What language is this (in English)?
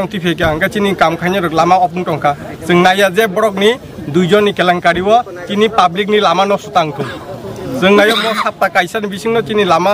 Indonesian